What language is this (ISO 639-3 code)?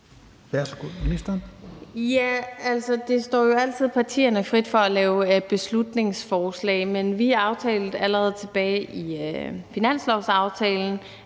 dan